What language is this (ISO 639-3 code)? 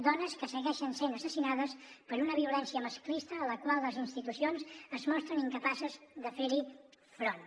cat